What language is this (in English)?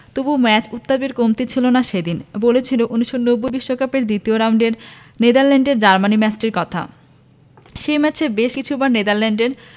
Bangla